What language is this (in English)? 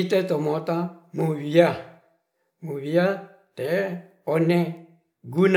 Ratahan